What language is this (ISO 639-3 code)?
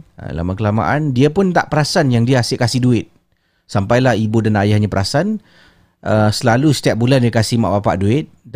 msa